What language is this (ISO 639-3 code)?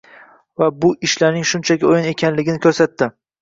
uzb